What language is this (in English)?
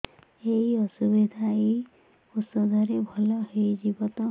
Odia